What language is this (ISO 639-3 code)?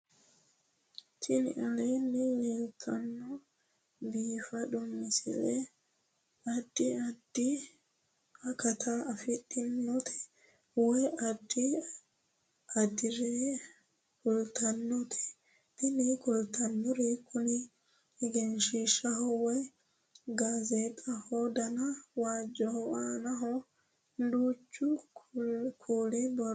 sid